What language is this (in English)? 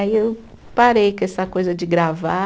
Portuguese